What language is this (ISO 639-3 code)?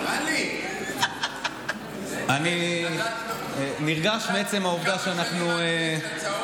heb